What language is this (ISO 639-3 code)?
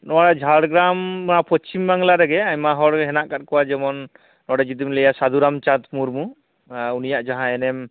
sat